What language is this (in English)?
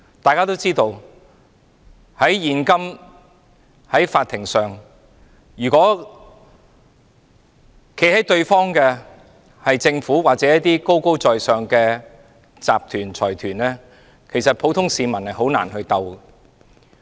Cantonese